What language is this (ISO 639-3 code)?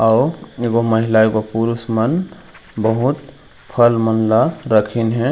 hne